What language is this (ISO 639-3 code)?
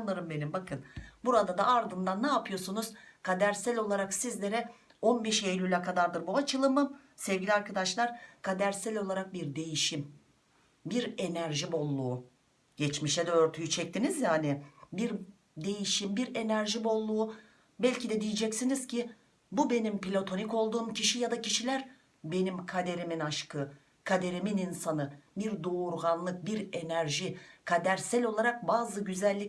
tur